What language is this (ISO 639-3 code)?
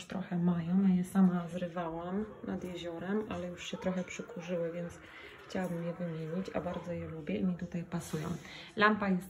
pol